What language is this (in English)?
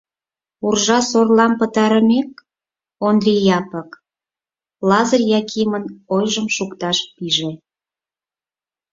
Mari